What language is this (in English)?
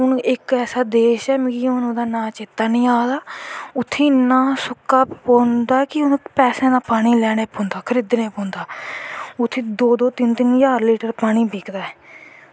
Dogri